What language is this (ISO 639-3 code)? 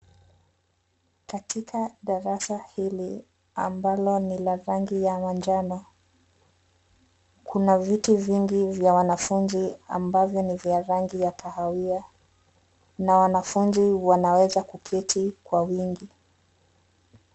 swa